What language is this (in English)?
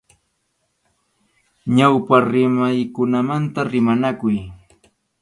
Arequipa-La Unión Quechua